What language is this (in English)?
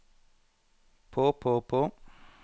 Norwegian